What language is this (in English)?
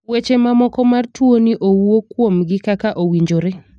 Luo (Kenya and Tanzania)